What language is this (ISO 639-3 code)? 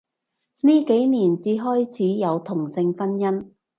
yue